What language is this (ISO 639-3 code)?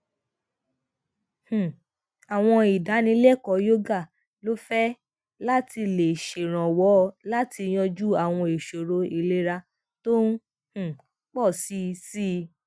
yor